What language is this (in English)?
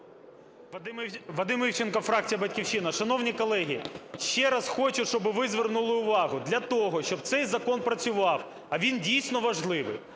Ukrainian